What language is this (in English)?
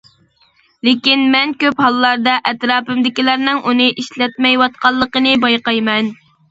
Uyghur